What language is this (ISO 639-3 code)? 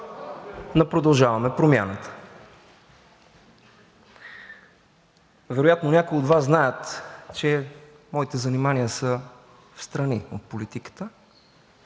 bul